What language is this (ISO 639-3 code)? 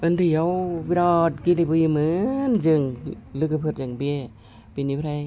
brx